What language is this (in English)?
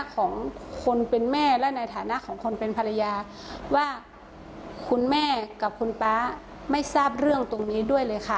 Thai